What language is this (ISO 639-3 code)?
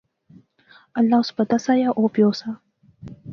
phr